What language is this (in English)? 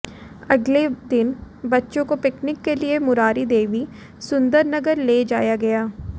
Hindi